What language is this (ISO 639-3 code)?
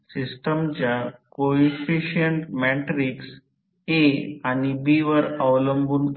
mar